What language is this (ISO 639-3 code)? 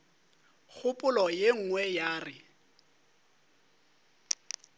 nso